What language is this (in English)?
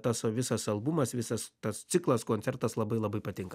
Lithuanian